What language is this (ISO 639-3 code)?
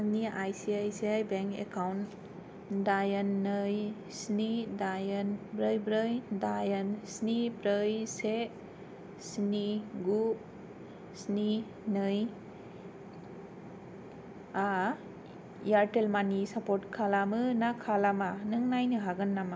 brx